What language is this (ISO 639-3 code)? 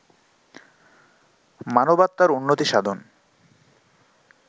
ben